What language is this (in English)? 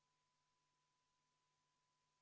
Estonian